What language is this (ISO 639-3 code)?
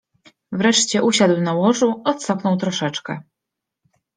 pol